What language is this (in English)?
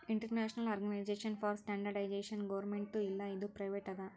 Kannada